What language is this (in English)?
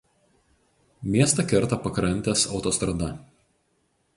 Lithuanian